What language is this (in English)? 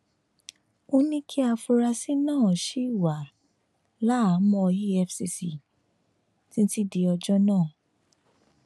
Yoruba